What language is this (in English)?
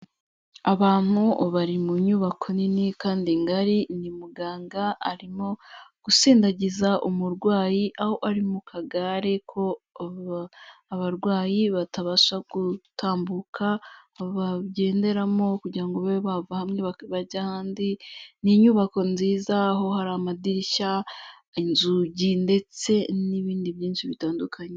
Kinyarwanda